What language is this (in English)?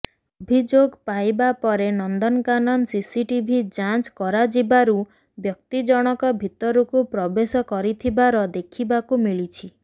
Odia